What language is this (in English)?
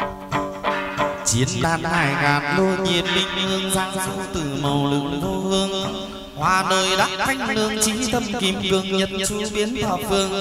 Vietnamese